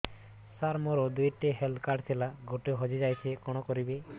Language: Odia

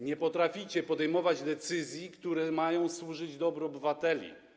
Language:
Polish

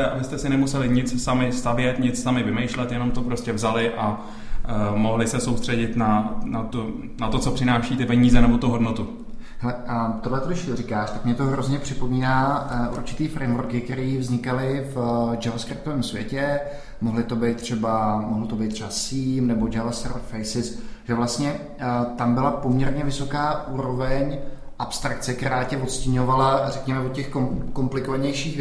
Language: Czech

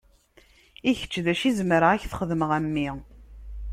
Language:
Kabyle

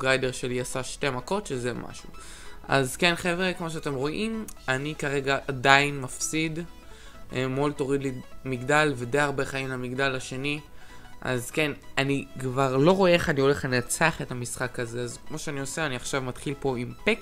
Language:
Hebrew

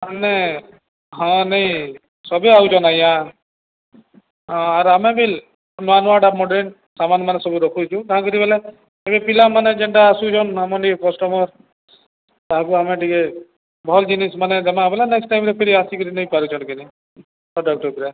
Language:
Odia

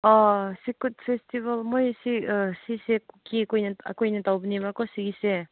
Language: Manipuri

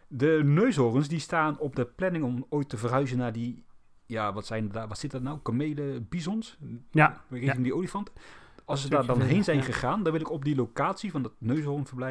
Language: Dutch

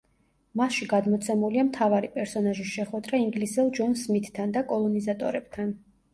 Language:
Georgian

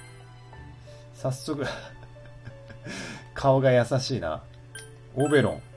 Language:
Japanese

